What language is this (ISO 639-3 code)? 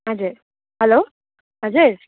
nep